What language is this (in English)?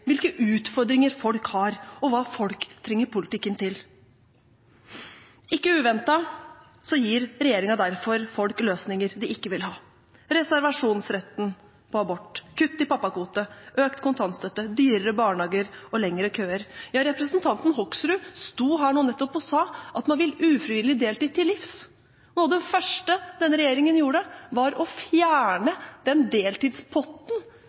Norwegian Bokmål